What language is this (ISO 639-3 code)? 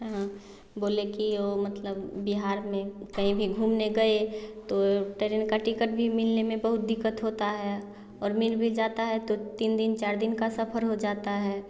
hin